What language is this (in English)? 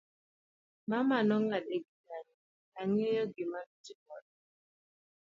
Luo (Kenya and Tanzania)